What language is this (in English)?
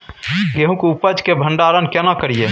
Maithili